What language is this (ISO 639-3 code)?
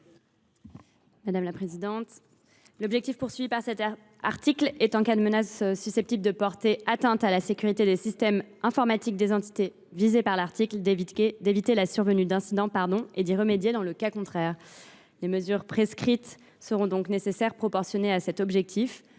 fra